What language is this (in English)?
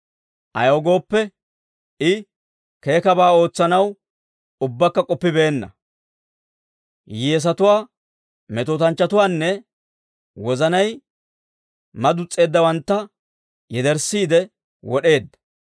Dawro